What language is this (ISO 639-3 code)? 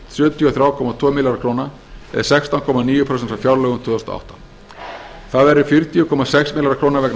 isl